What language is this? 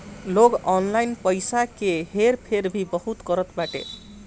Bhojpuri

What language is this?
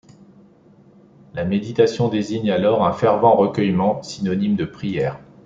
French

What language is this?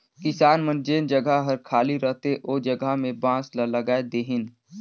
Chhattisgarhi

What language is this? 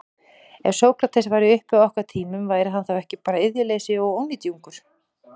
Icelandic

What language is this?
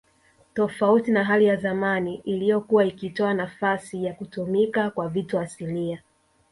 Swahili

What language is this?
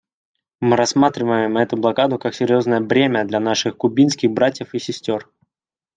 Russian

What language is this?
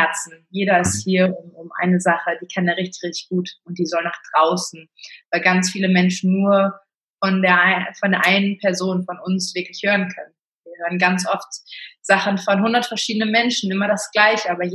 German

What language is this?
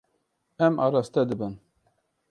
Kurdish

